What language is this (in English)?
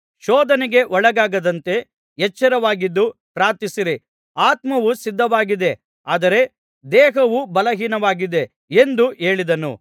Kannada